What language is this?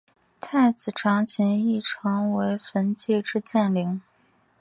Chinese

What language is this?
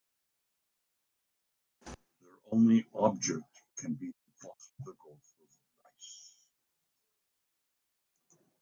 English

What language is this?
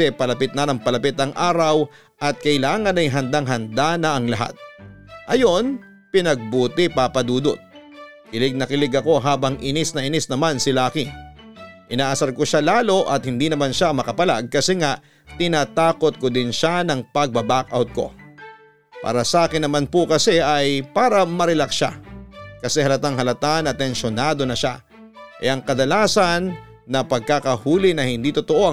Filipino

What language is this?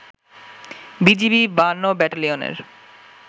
Bangla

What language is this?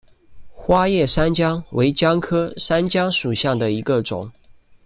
Chinese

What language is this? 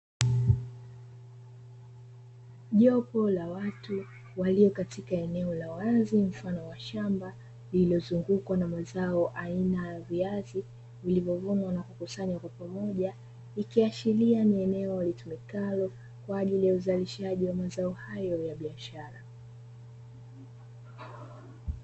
Swahili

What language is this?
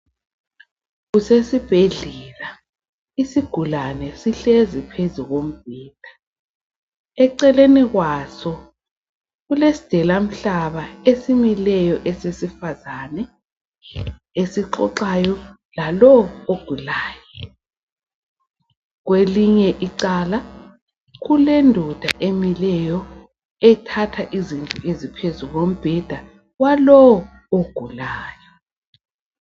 North Ndebele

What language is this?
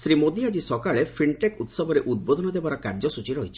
Odia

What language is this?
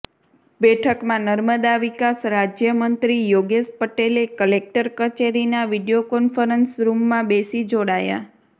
Gujarati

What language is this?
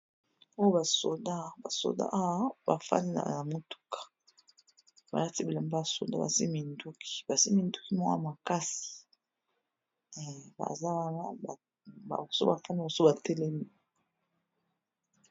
Lingala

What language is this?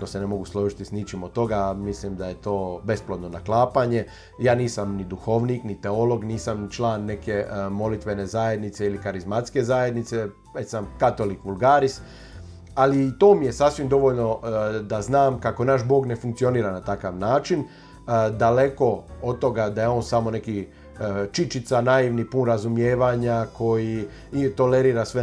Croatian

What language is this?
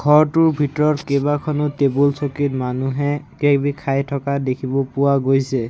Assamese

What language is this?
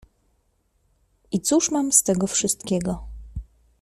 Polish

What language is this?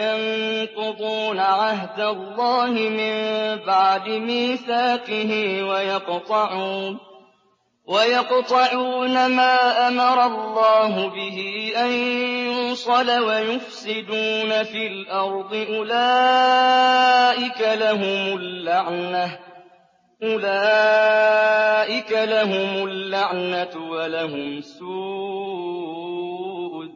Arabic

